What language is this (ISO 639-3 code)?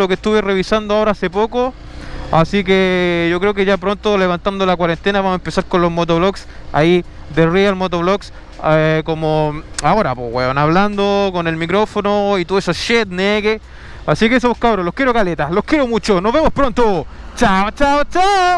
spa